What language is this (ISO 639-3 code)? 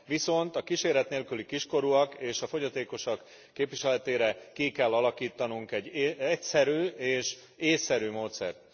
hun